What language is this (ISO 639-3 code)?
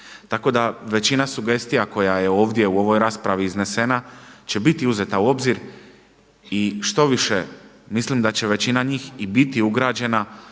hrv